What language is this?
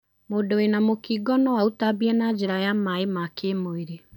Kikuyu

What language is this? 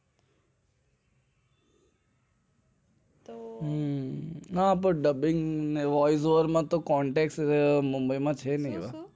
Gujarati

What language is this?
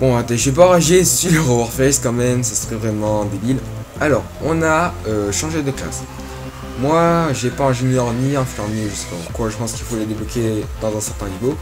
French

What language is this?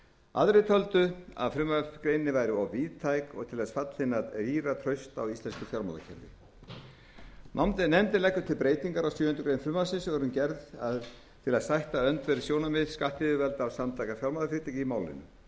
Icelandic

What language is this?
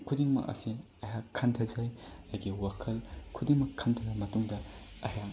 Manipuri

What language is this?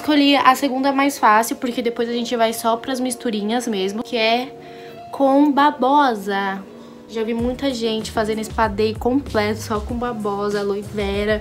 Portuguese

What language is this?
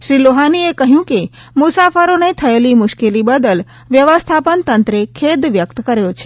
Gujarati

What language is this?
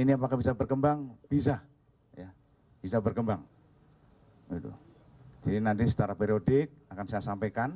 Indonesian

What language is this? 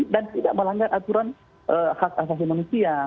Indonesian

